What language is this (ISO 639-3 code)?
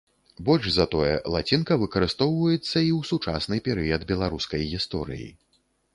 bel